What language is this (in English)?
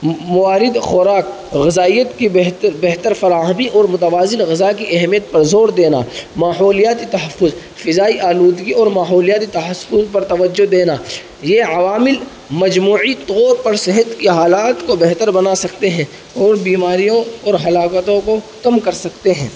Urdu